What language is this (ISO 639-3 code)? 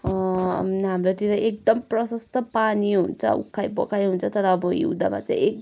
nep